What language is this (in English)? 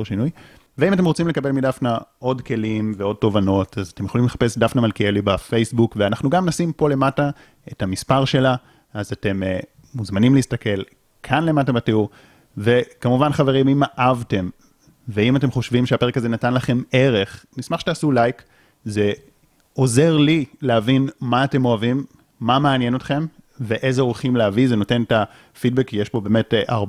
Hebrew